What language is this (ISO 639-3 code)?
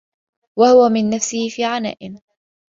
ara